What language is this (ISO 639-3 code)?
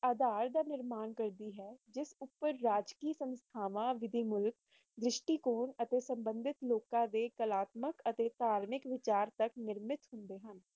pan